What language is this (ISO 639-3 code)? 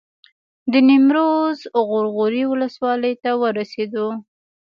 pus